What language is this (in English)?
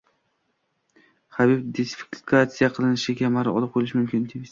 Uzbek